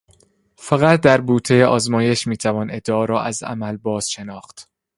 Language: Persian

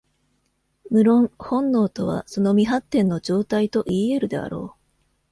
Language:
Japanese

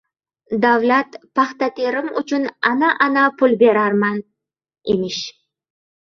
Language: Uzbek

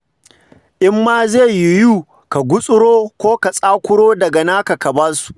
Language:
Hausa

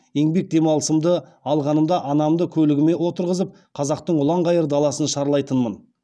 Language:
Kazakh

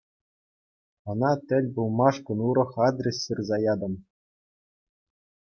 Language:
Chuvash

